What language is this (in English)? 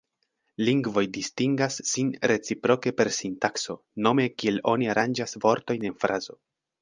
Esperanto